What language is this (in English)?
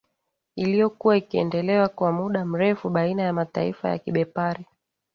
Swahili